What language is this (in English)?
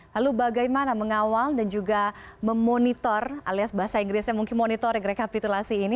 Indonesian